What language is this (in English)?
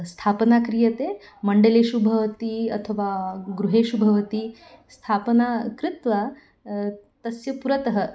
Sanskrit